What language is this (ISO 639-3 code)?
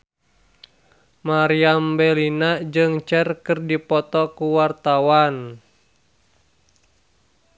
sun